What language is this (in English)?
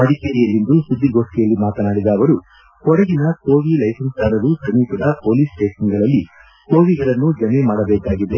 Kannada